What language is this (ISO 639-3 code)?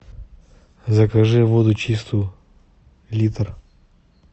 rus